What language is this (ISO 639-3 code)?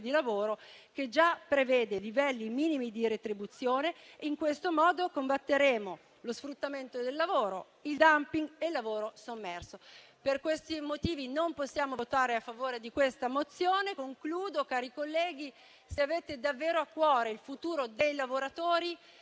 ita